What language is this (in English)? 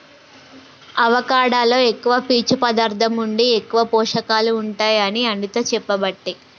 Telugu